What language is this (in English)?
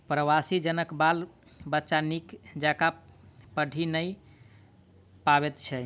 Maithili